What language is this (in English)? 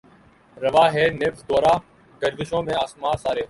Urdu